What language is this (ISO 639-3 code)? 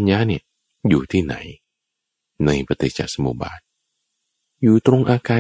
tha